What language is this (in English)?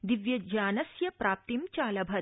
Sanskrit